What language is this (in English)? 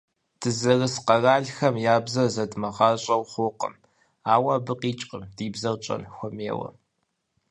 Kabardian